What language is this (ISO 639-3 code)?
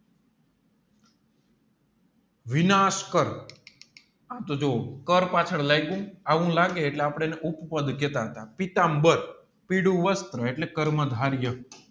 guj